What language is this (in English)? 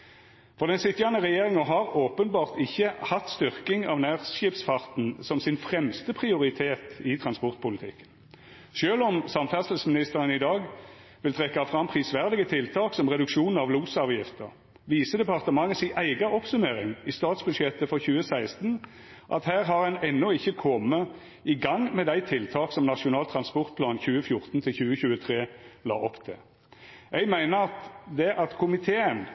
Norwegian Nynorsk